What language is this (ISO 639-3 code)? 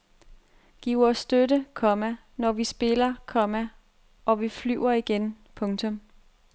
dan